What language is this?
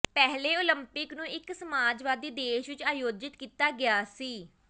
Punjabi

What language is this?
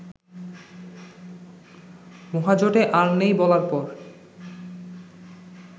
Bangla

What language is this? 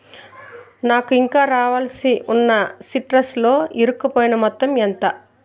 Telugu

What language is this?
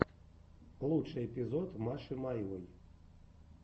Russian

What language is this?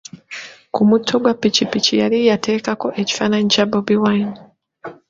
Ganda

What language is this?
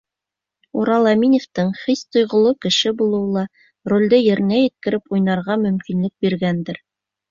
Bashkir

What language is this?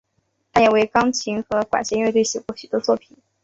Chinese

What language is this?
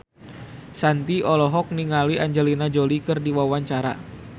Sundanese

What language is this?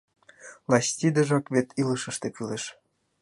Mari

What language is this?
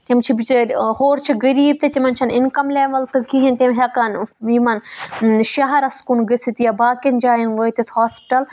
Kashmiri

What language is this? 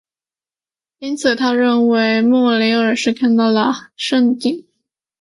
Chinese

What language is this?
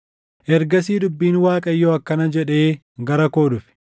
Oromo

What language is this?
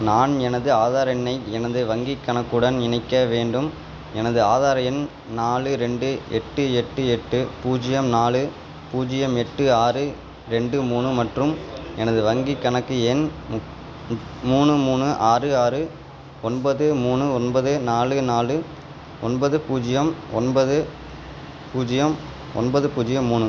Tamil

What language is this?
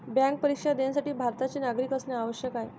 Marathi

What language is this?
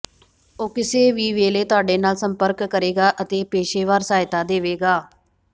Punjabi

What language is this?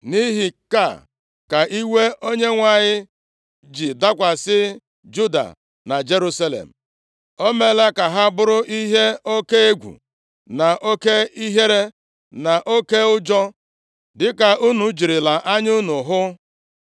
Igbo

